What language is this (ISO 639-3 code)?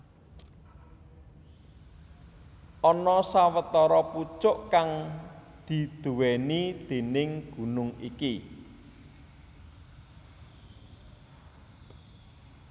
jav